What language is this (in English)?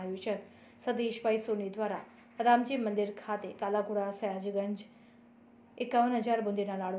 Gujarati